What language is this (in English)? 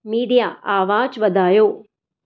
Sindhi